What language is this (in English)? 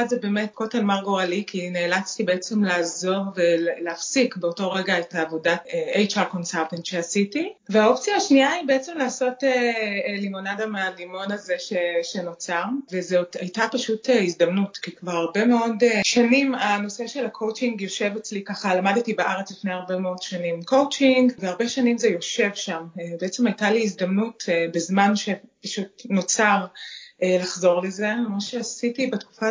Hebrew